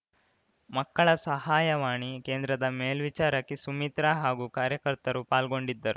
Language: Kannada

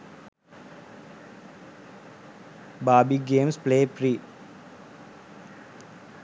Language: Sinhala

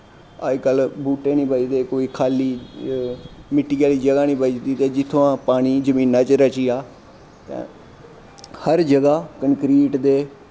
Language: Dogri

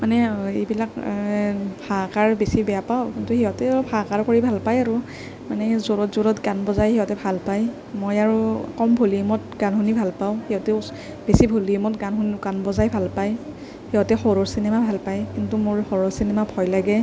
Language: Assamese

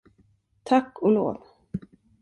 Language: Swedish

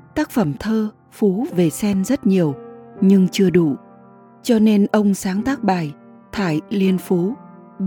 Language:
Vietnamese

